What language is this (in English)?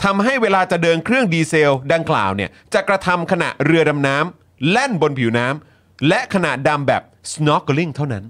Thai